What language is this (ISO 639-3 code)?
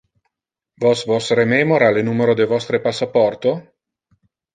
ina